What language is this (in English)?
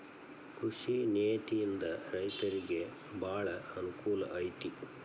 Kannada